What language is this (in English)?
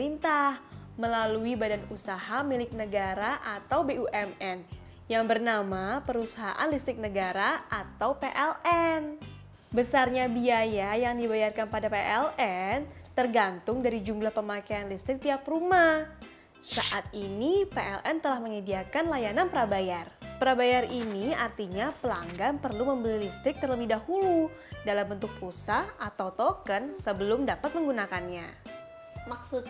Indonesian